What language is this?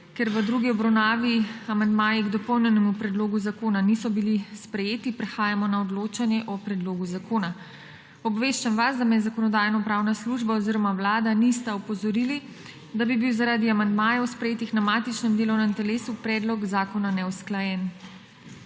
Slovenian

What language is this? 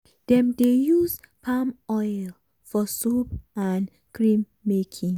Nigerian Pidgin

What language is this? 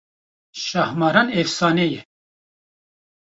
Kurdish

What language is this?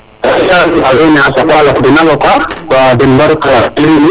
Serer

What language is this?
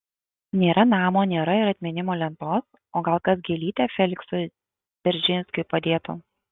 Lithuanian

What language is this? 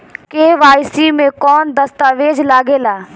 Bhojpuri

